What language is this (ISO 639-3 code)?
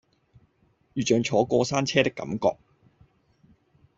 yue